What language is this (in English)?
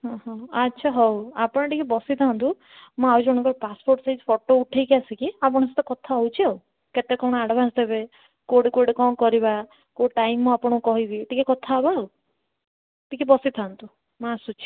Odia